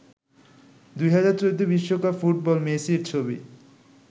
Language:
Bangla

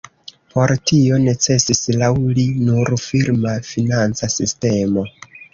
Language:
Esperanto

